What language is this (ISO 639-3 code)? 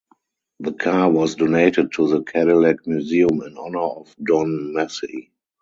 eng